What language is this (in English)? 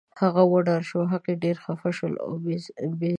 Pashto